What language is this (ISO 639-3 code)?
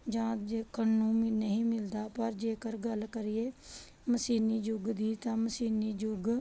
pan